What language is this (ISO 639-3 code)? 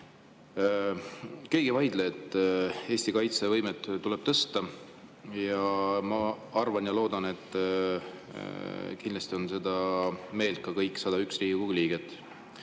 est